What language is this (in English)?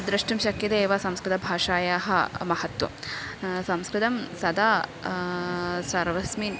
Sanskrit